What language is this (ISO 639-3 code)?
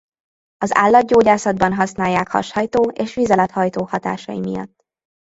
hun